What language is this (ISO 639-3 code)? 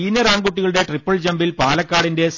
mal